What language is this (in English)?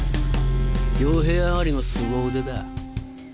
Japanese